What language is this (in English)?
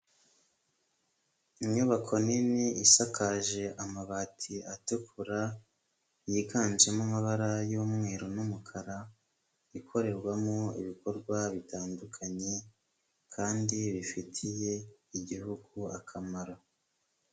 Kinyarwanda